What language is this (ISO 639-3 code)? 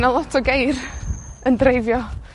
cym